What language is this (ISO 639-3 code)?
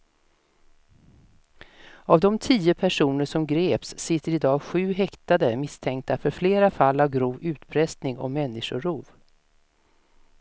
swe